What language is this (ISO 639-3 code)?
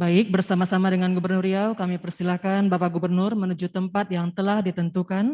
ind